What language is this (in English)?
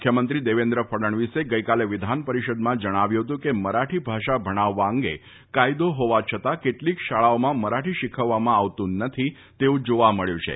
Gujarati